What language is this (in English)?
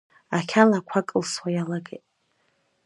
Abkhazian